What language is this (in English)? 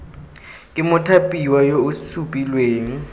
Tswana